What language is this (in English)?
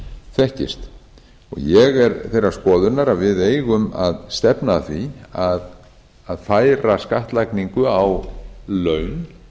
Icelandic